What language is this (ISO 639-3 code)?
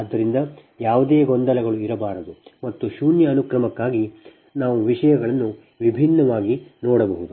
kan